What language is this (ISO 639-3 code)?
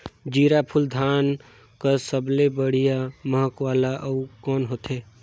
hne